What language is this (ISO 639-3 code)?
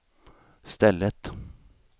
swe